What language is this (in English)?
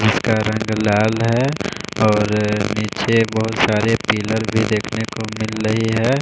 Hindi